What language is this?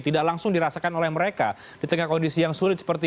Indonesian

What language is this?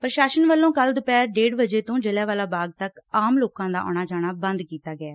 Punjabi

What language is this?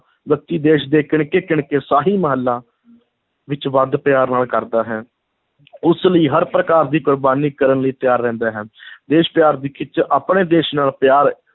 Punjabi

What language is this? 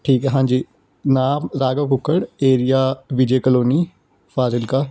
Punjabi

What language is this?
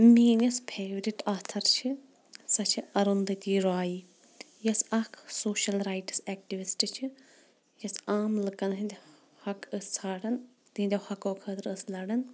Kashmiri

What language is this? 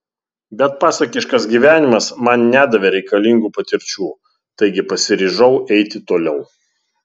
Lithuanian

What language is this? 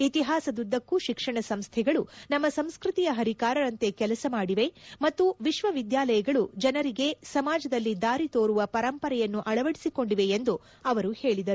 Kannada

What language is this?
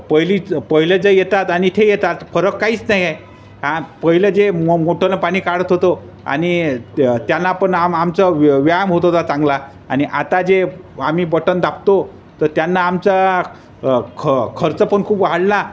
Marathi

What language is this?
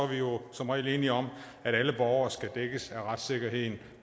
Danish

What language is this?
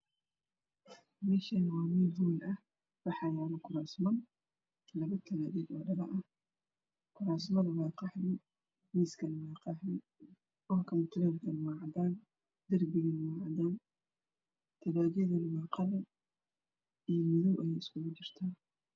Somali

